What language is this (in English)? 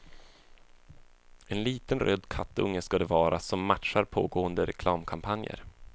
Swedish